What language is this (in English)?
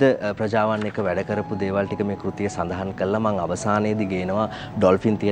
Indonesian